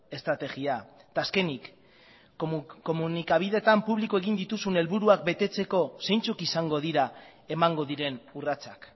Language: Basque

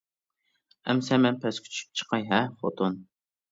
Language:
Uyghur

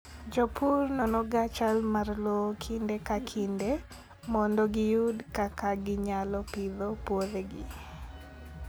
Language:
Luo (Kenya and Tanzania)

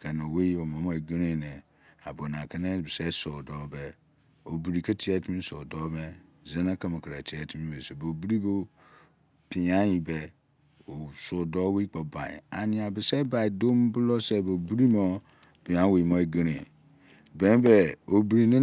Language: Izon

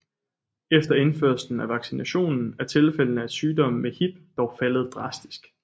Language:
Danish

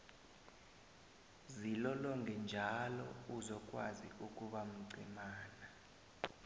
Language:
South Ndebele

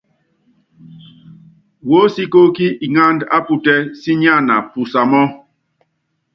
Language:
Yangben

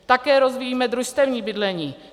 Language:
Czech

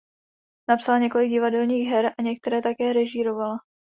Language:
Czech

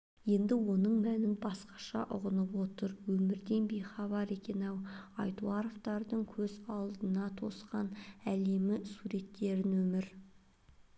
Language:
Kazakh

